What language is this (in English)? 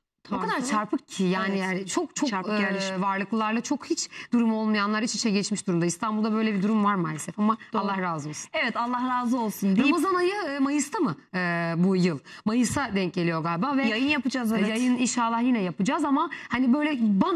Turkish